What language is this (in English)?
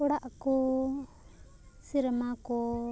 Santali